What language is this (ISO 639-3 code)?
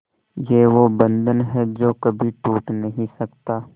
hin